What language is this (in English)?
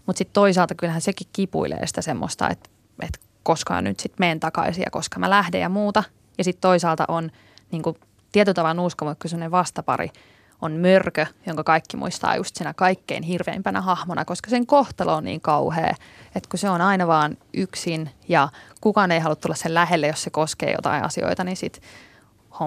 Finnish